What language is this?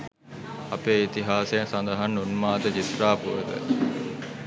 Sinhala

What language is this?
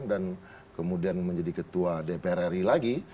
Indonesian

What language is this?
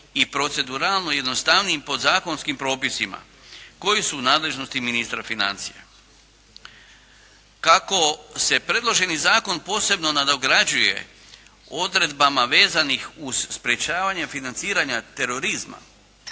Croatian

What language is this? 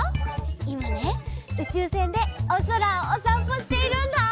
Japanese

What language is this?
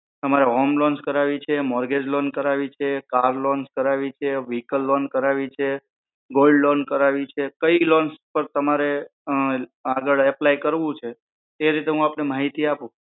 Gujarati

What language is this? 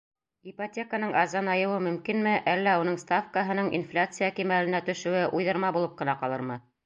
Bashkir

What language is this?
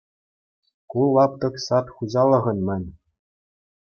Chuvash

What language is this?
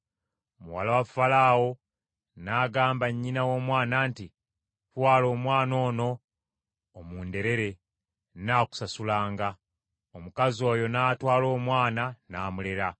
Ganda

